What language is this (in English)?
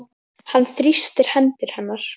Icelandic